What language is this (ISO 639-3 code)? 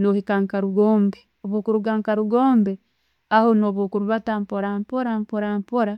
ttj